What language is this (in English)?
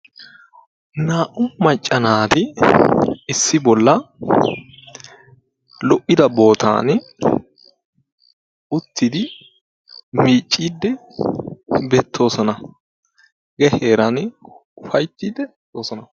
Wolaytta